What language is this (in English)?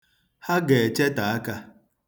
Igbo